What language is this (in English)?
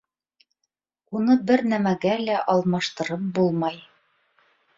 Bashkir